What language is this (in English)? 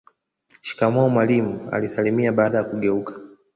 Swahili